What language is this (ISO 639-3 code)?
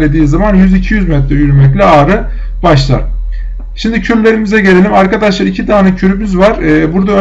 tur